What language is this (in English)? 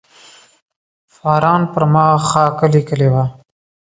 Pashto